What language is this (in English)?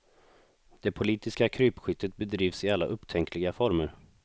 Swedish